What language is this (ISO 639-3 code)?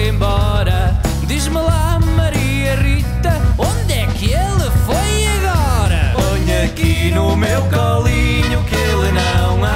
por